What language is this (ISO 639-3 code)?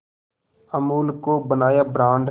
hin